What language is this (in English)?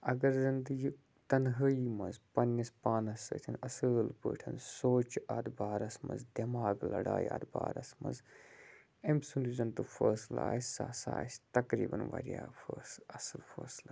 Kashmiri